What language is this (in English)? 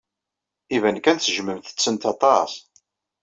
Kabyle